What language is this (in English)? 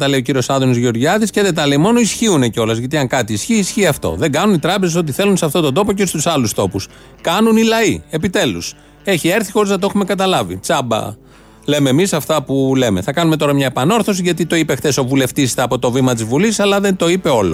Greek